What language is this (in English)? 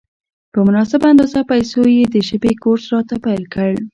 Pashto